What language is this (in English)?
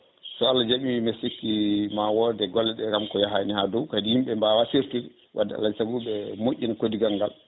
Fula